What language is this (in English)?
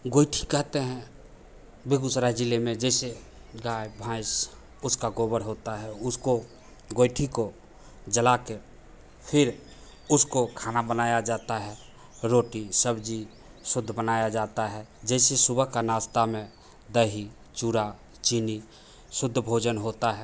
Hindi